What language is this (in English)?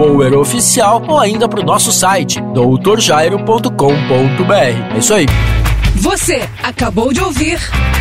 Portuguese